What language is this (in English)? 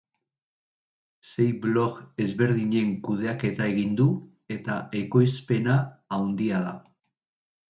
Basque